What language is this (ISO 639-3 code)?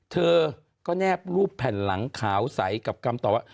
tha